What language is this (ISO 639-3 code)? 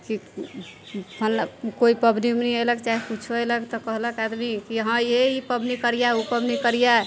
mai